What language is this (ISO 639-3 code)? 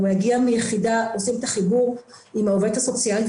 heb